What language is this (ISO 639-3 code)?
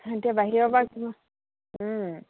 asm